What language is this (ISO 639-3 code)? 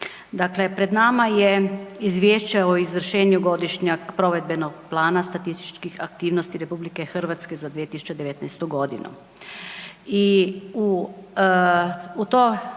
hrv